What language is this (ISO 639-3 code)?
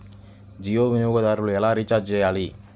tel